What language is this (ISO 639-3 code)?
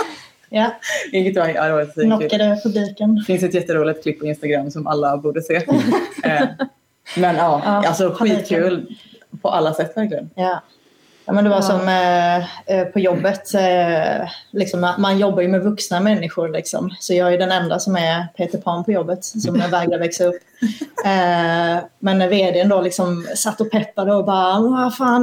swe